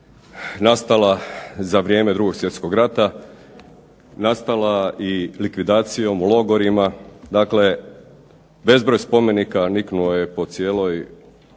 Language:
Croatian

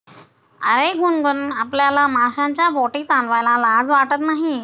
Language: Marathi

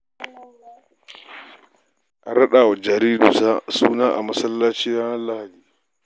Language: Hausa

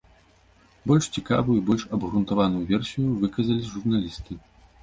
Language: Belarusian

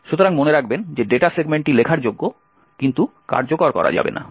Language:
Bangla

